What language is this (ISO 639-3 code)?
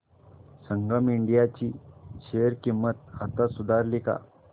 mar